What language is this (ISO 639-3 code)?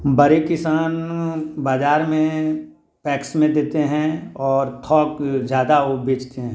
hin